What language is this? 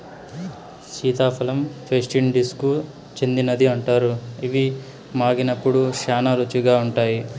Telugu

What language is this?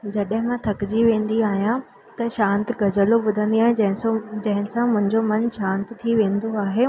Sindhi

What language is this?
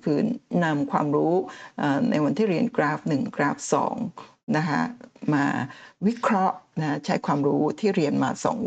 Thai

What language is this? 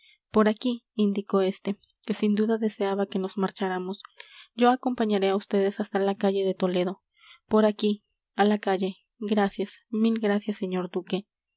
Spanish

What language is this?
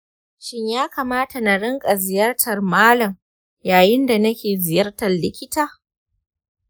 Hausa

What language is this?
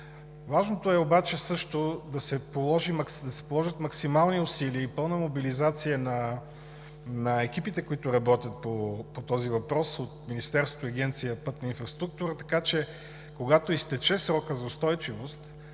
Bulgarian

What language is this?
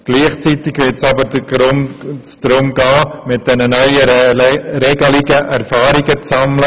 Swiss German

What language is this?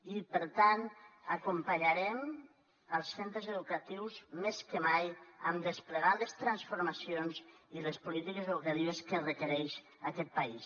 Catalan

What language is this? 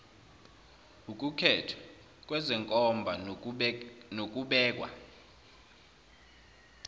Zulu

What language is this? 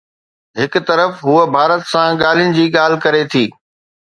Sindhi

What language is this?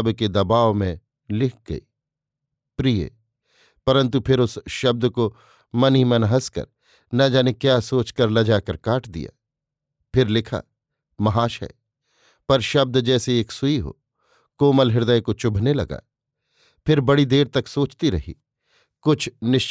Hindi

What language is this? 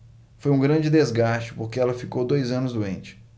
Portuguese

